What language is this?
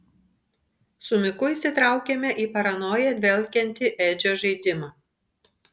Lithuanian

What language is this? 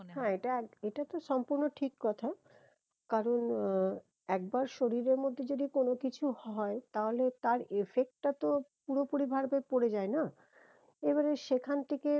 Bangla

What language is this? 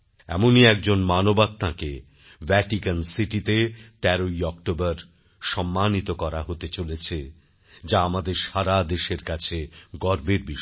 Bangla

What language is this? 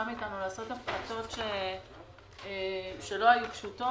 Hebrew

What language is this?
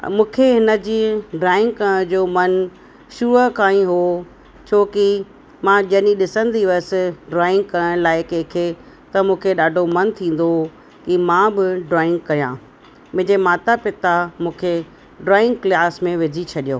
Sindhi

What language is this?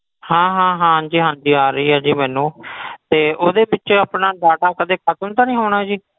Punjabi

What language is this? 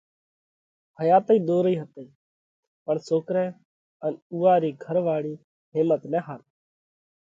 Parkari Koli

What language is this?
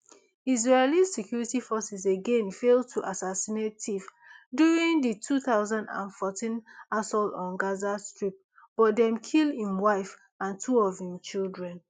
Nigerian Pidgin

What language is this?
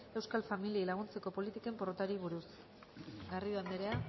Basque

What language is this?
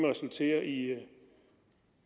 Danish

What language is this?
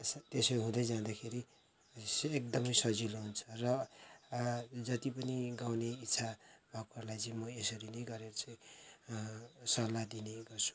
Nepali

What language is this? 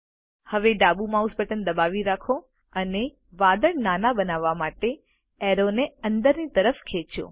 Gujarati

